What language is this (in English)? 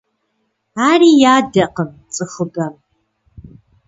Kabardian